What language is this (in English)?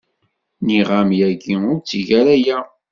Kabyle